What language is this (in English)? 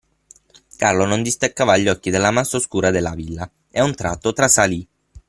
Italian